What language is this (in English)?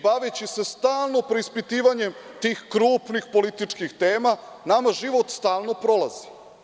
Serbian